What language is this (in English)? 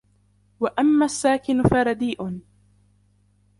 Arabic